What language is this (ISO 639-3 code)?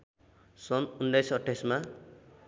nep